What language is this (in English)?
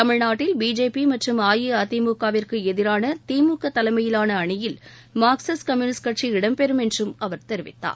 Tamil